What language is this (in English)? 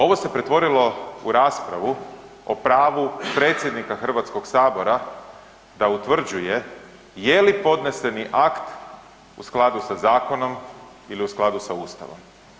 Croatian